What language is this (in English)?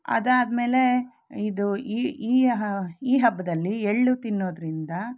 Kannada